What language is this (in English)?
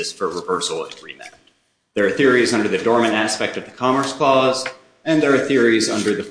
English